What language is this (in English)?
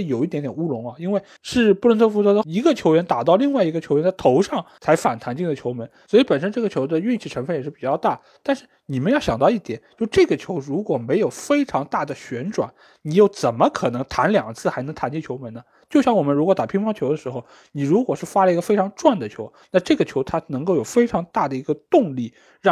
Chinese